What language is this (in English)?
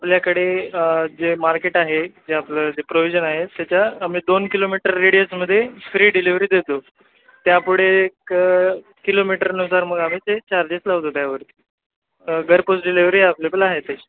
Marathi